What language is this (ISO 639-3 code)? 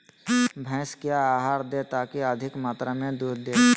mag